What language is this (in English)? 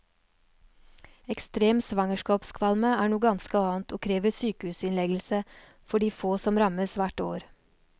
Norwegian